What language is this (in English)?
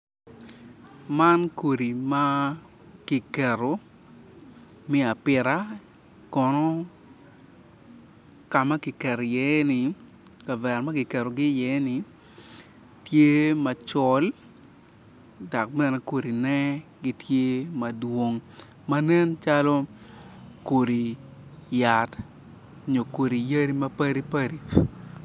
Acoli